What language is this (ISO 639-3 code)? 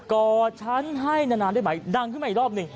tha